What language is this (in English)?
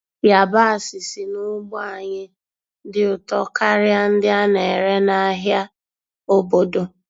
Igbo